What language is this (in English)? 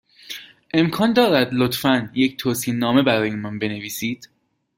Persian